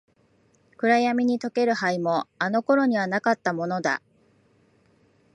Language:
Japanese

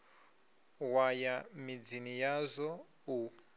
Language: Venda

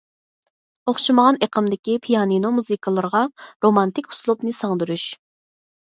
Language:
Uyghur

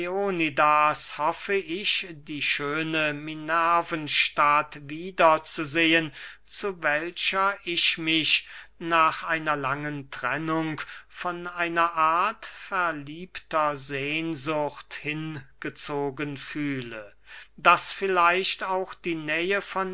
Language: German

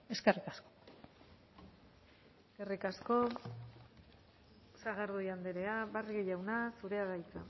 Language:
Basque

